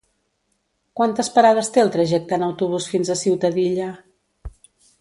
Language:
Catalan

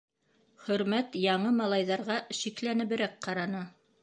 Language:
Bashkir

